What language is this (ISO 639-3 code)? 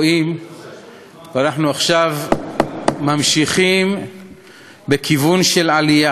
heb